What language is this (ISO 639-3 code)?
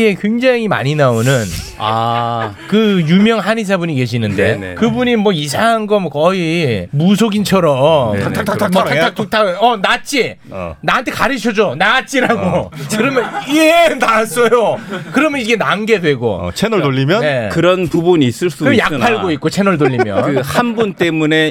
kor